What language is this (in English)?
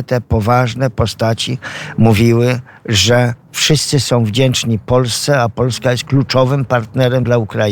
Polish